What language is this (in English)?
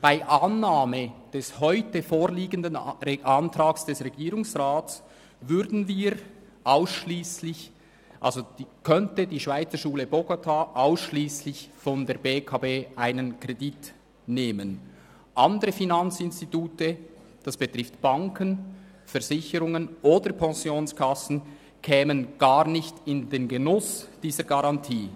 Swiss German